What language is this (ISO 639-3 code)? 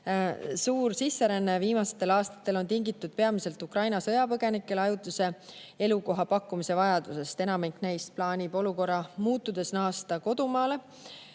est